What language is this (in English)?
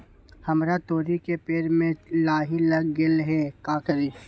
Magahi